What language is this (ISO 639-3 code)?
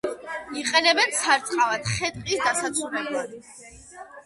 kat